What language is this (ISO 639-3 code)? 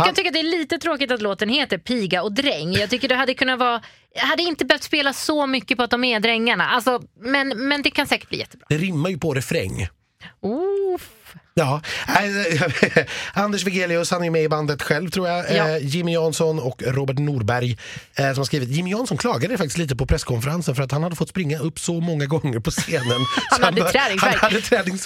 swe